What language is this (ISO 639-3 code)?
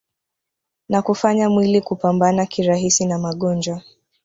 swa